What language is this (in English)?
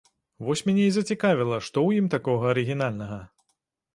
Belarusian